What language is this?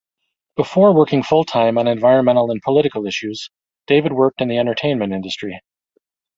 English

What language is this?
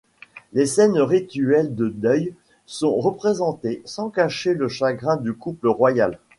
French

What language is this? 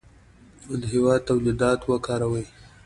Pashto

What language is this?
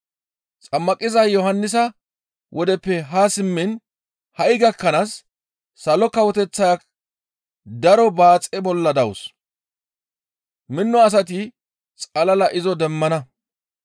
Gamo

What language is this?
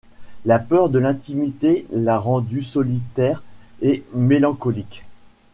French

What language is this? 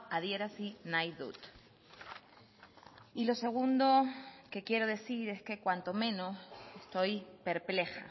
Spanish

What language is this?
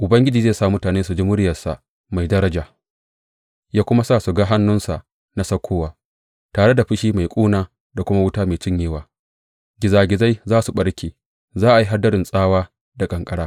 Hausa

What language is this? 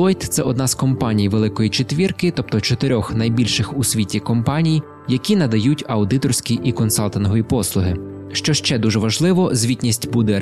Ukrainian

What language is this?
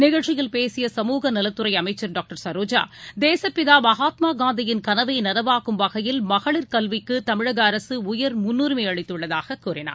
Tamil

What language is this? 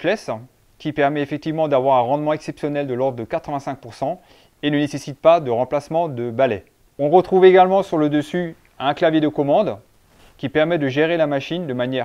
French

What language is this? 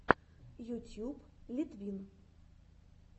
Russian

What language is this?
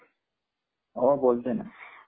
Marathi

